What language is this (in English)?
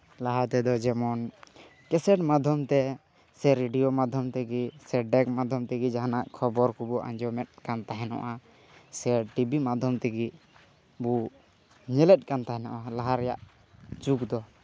Santali